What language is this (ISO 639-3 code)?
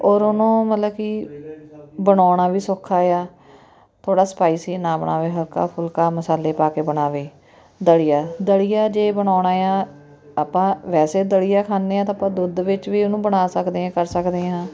pan